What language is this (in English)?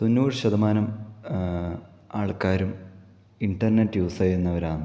Malayalam